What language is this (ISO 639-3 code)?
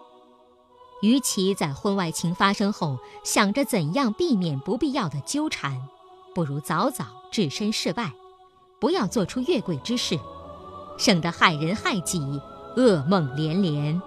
zho